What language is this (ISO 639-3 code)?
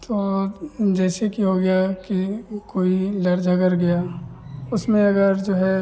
hin